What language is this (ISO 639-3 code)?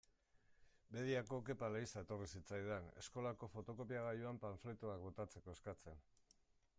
eus